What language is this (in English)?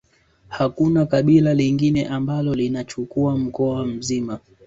Swahili